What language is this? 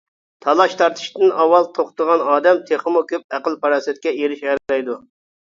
Uyghur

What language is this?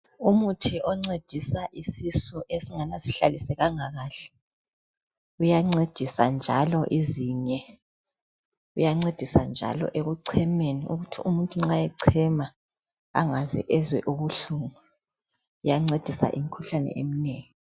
North Ndebele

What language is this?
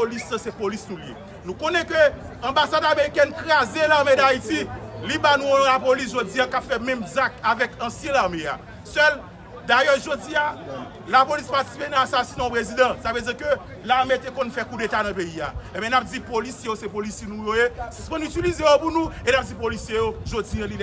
French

